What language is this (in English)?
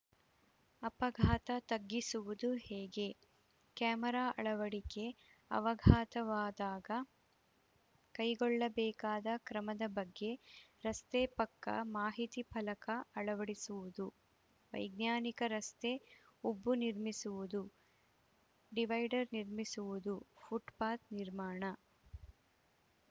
Kannada